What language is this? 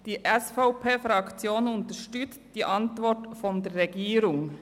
Swiss German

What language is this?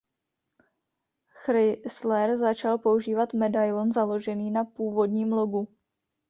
Czech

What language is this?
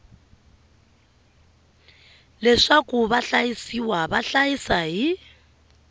Tsonga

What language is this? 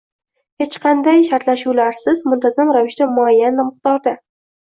Uzbek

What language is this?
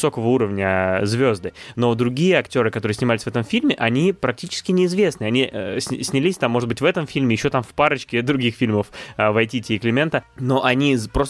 Russian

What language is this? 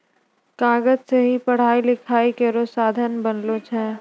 Maithili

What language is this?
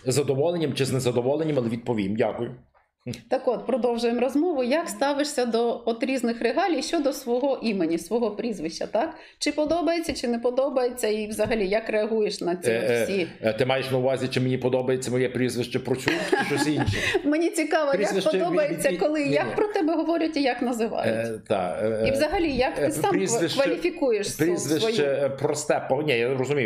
Ukrainian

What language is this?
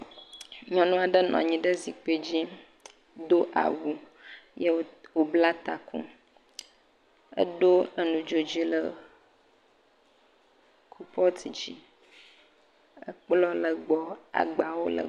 Ewe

